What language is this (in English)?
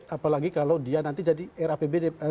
Indonesian